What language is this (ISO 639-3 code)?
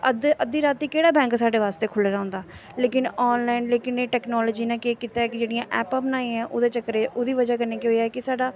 doi